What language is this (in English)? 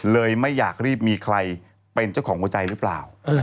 Thai